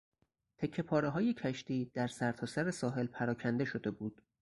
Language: Persian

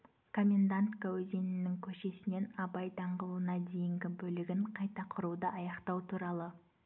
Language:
Kazakh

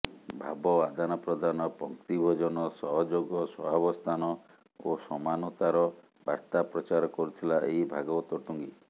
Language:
Odia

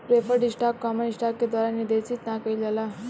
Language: Bhojpuri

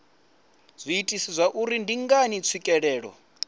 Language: Venda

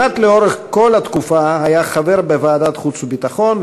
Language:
Hebrew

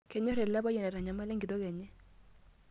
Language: Masai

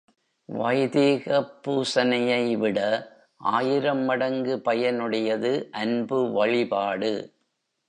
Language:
Tamil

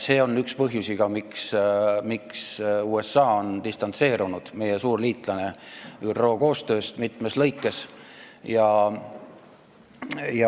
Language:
Estonian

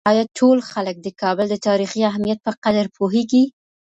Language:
Pashto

